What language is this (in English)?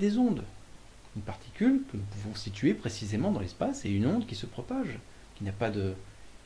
French